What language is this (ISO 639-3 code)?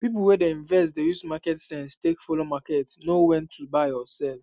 pcm